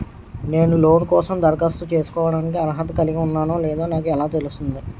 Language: Telugu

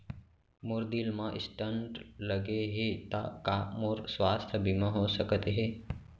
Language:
Chhattisgarhi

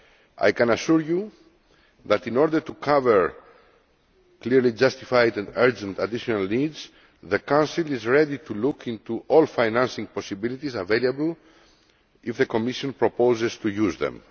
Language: English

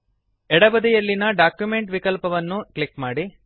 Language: Kannada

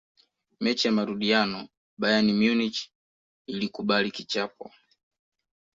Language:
Swahili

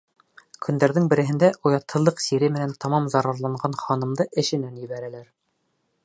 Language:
Bashkir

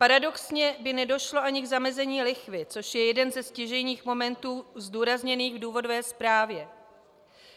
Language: Czech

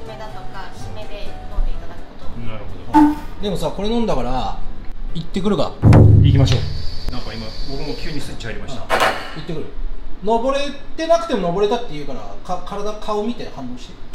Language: Japanese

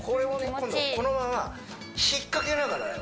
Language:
Japanese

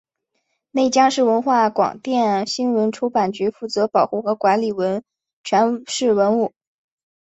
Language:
Chinese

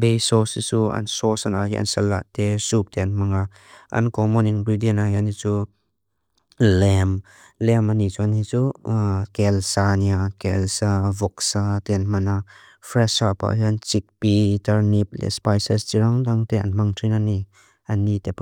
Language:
Mizo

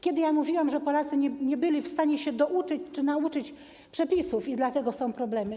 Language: Polish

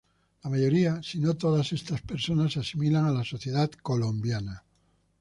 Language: Spanish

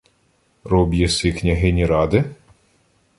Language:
Ukrainian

